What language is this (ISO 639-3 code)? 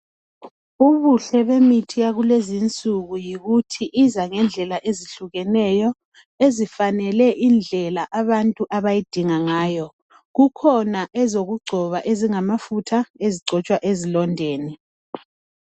nde